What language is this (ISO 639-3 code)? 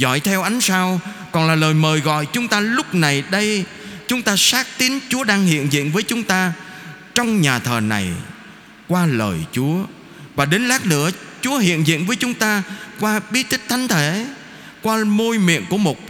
vie